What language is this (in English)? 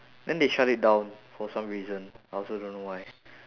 English